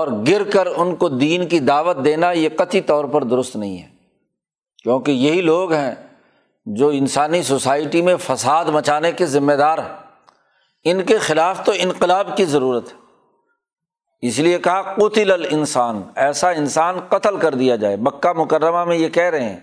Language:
Urdu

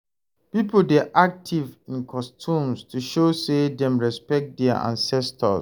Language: Nigerian Pidgin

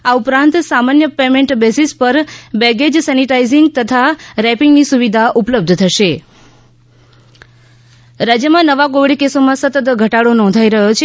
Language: Gujarati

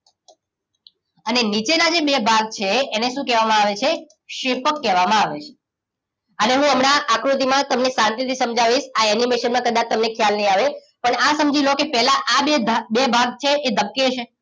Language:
Gujarati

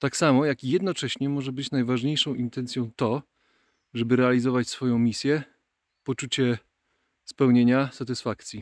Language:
Polish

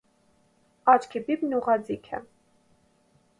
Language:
Armenian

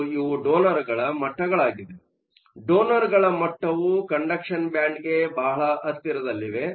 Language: Kannada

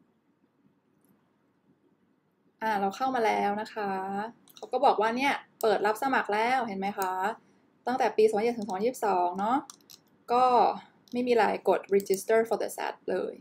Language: Thai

